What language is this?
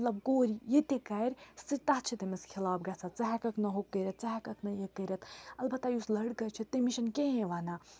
Kashmiri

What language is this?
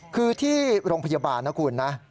Thai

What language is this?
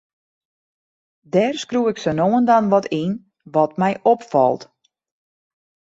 Western Frisian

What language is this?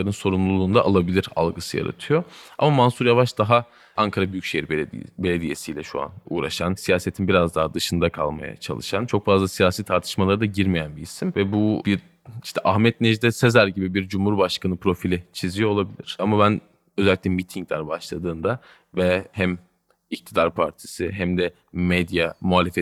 Turkish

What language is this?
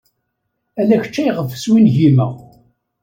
Kabyle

